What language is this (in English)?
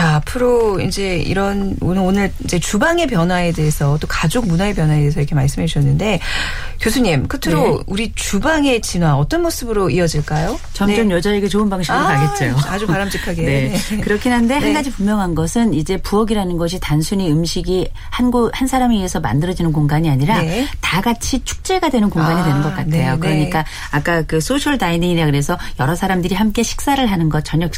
Korean